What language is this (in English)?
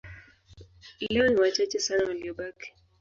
Swahili